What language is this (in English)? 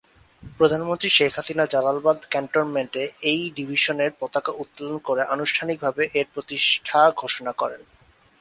Bangla